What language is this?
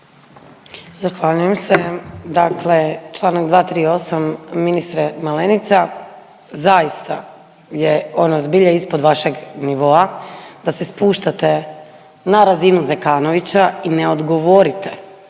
Croatian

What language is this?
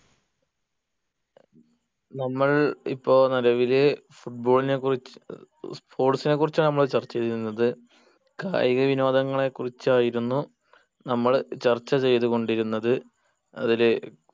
Malayalam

